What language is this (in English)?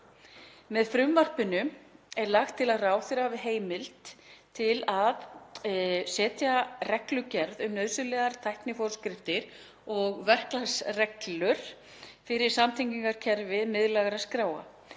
Icelandic